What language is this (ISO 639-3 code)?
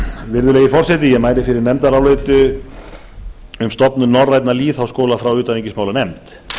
isl